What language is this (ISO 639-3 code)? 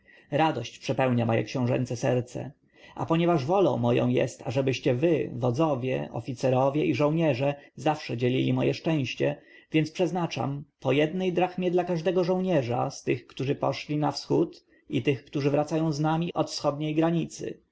pol